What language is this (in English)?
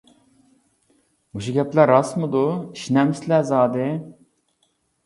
Uyghur